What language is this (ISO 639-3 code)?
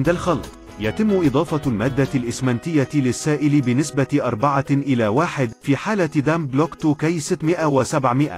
ara